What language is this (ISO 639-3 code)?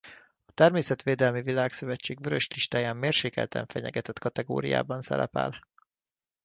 hun